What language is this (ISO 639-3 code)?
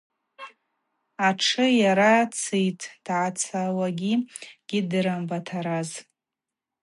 abq